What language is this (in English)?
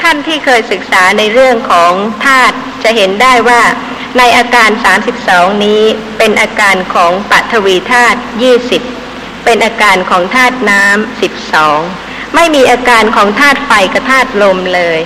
Thai